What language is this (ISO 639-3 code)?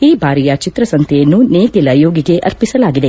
kan